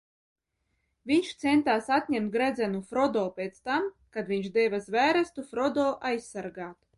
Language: Latvian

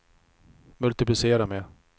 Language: Swedish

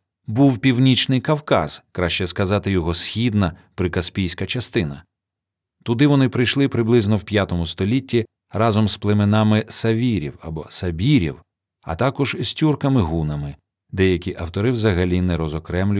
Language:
Ukrainian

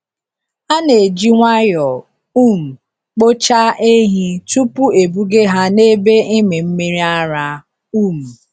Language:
Igbo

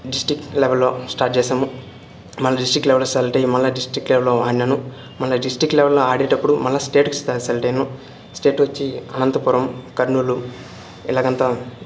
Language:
Telugu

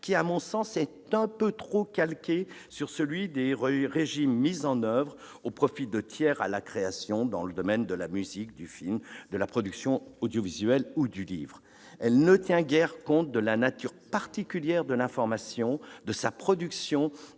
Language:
French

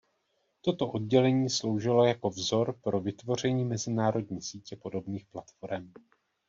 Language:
Czech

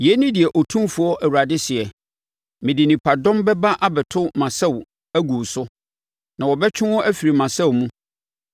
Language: Akan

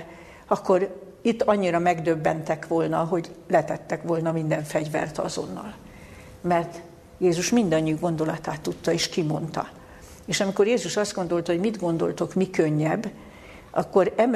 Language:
Hungarian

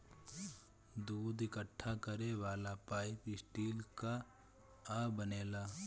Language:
Bhojpuri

